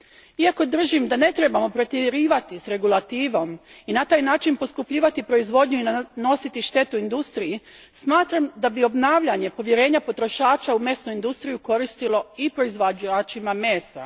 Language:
Croatian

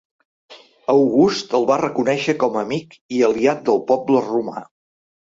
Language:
Catalan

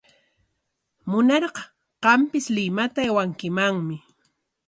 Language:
Corongo Ancash Quechua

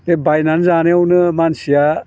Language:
Bodo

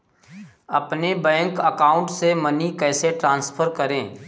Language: Hindi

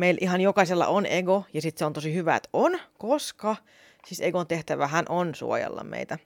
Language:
Finnish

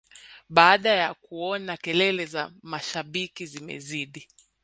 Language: Swahili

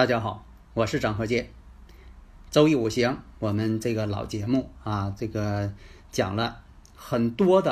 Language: Chinese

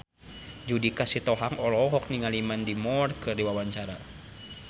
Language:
Sundanese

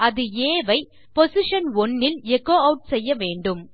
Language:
Tamil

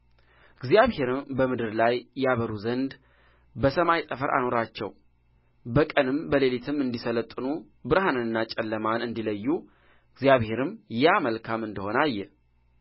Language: Amharic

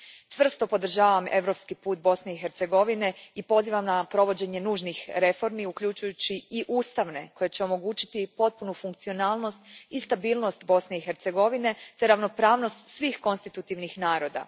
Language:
Croatian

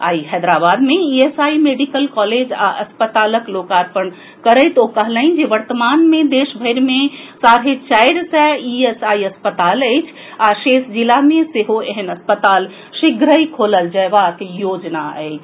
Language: Maithili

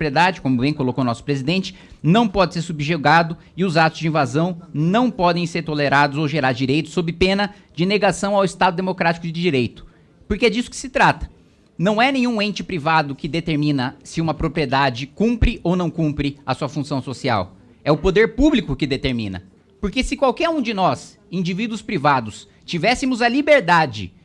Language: Portuguese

